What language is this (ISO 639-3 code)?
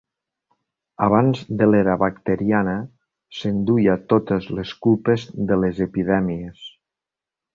cat